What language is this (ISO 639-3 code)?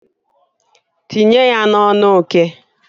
ibo